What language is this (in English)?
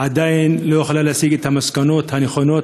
Hebrew